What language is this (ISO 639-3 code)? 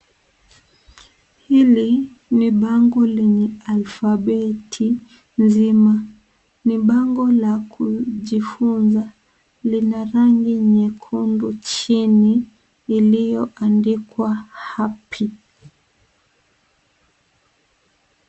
swa